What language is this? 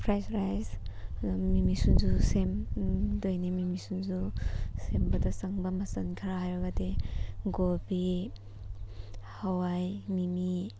Manipuri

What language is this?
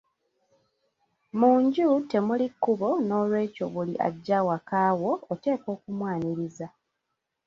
Ganda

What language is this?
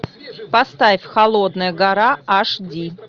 Russian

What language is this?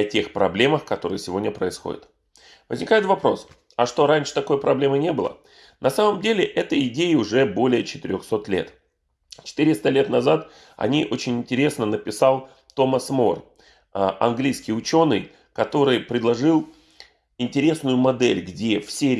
Russian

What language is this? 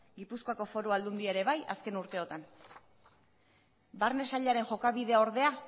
Basque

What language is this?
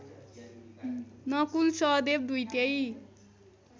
Nepali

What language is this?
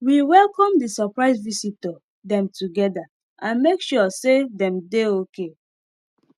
Nigerian Pidgin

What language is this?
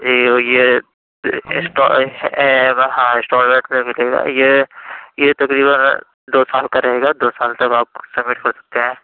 Urdu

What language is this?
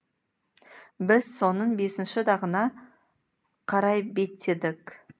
Kazakh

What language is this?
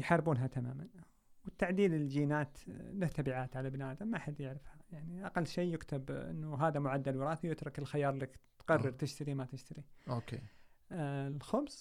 Arabic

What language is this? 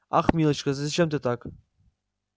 Russian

